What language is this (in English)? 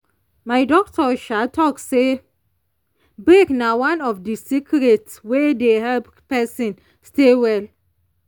Nigerian Pidgin